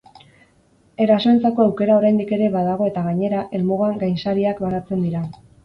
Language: Basque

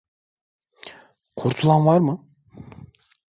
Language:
Turkish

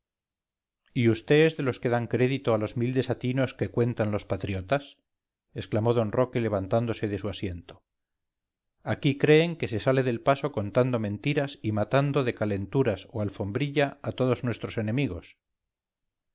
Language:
Spanish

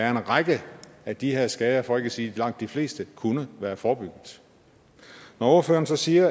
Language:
Danish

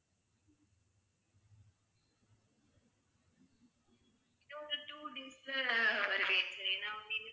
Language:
Tamil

